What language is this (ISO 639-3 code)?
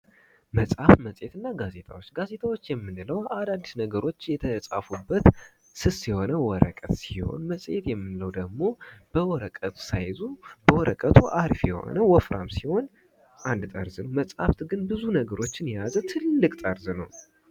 amh